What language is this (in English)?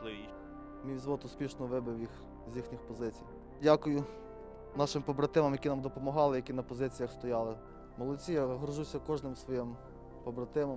Ukrainian